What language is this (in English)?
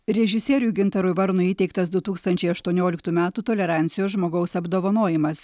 Lithuanian